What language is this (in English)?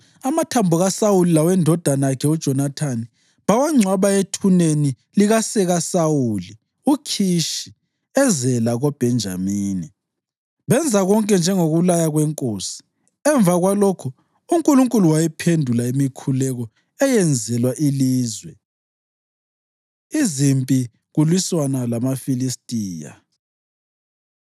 North Ndebele